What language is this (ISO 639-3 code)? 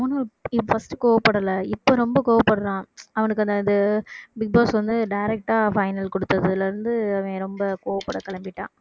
tam